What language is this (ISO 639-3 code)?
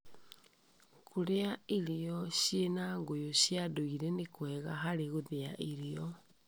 kik